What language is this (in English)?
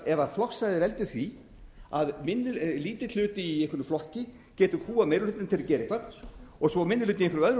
Icelandic